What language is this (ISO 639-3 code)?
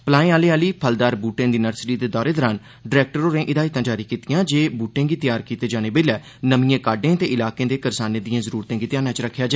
doi